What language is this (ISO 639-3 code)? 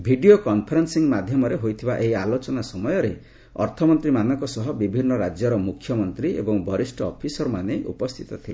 ori